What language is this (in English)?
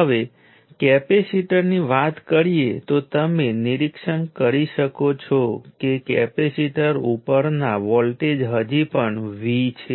Gujarati